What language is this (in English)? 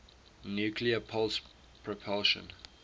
English